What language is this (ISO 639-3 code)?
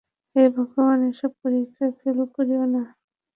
ben